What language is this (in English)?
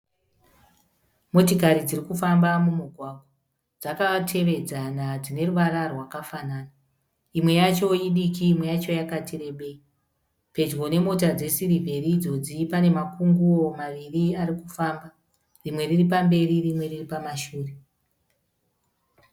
Shona